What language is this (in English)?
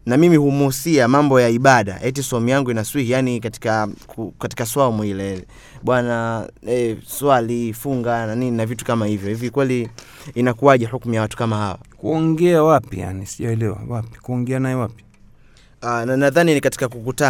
Swahili